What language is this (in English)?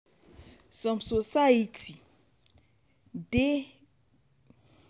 Nigerian Pidgin